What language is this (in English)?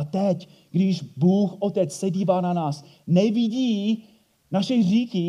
Czech